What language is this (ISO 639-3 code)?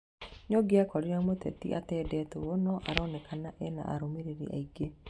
kik